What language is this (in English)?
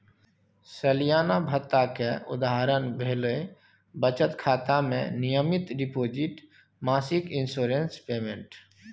Maithili